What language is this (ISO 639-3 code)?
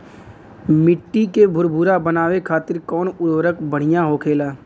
bho